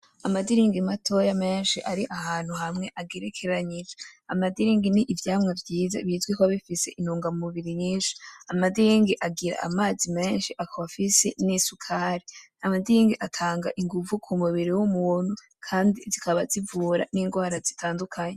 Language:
Rundi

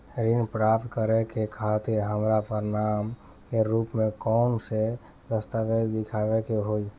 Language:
Bhojpuri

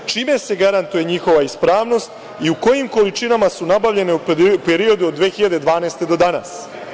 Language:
Serbian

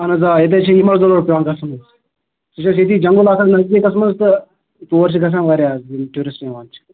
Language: Kashmiri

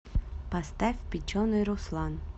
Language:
Russian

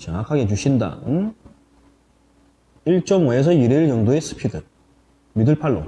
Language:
Korean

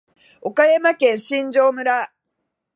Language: Japanese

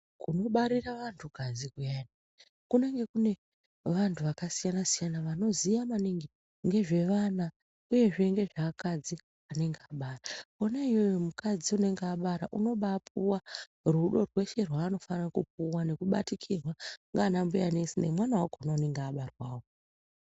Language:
Ndau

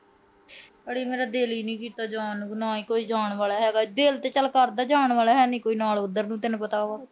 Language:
Punjabi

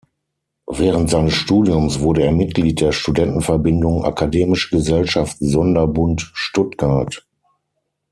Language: German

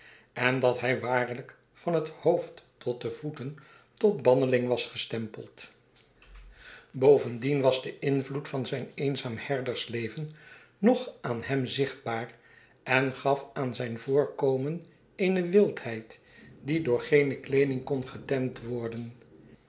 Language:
Dutch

